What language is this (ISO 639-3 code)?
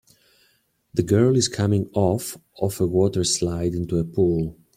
eng